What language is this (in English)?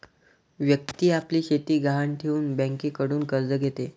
Marathi